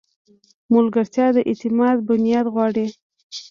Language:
Pashto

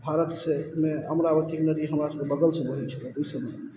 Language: Maithili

